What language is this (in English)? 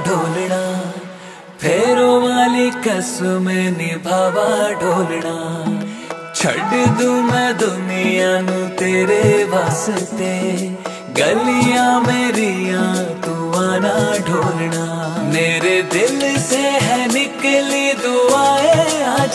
Hindi